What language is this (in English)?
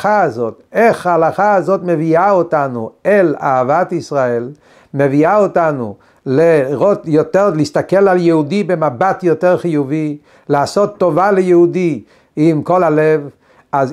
Hebrew